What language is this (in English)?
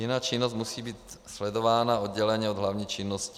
Czech